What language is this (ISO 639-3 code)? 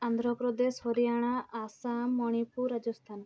ori